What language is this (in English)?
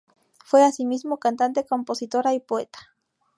Spanish